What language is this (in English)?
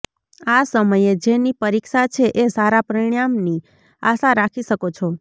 Gujarati